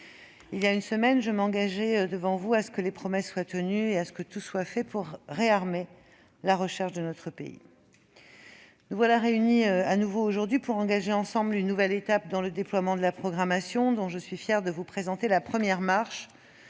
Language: French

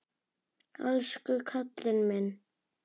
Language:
Icelandic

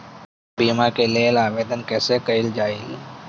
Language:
Bhojpuri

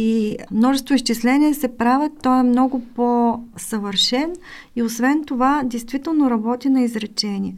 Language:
Bulgarian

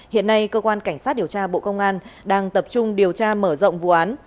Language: Vietnamese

